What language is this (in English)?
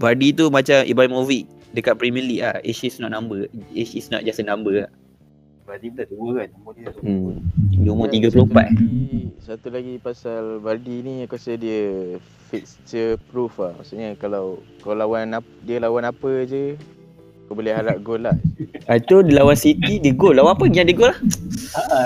Malay